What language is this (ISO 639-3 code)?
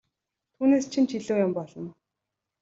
mon